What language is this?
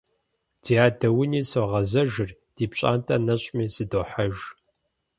Kabardian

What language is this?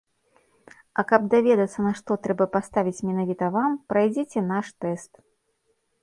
Belarusian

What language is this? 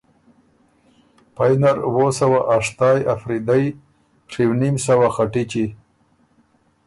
Ormuri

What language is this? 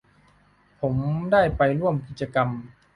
Thai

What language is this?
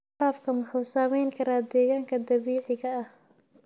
Somali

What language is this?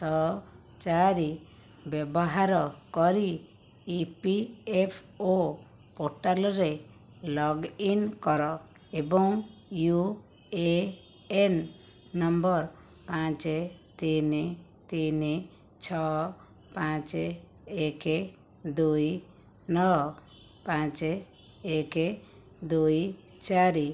Odia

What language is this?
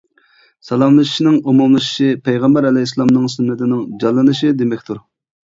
Uyghur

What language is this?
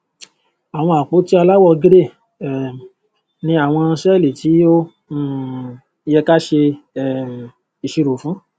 Yoruba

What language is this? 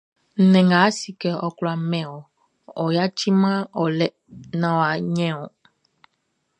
Baoulé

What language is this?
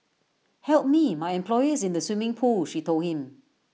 English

